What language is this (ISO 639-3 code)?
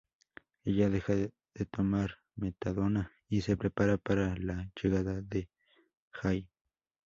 spa